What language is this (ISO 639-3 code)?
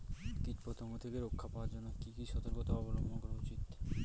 ben